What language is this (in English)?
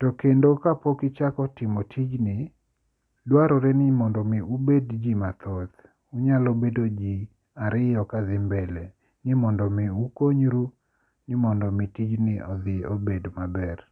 Luo (Kenya and Tanzania)